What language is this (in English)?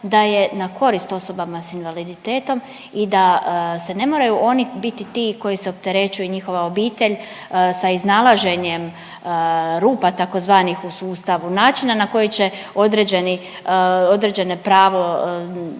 Croatian